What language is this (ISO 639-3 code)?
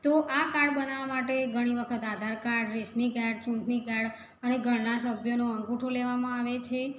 guj